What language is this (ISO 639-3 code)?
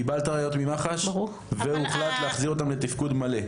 heb